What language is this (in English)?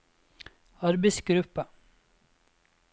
Norwegian